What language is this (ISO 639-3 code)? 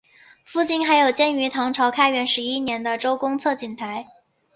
zho